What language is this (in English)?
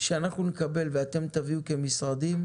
Hebrew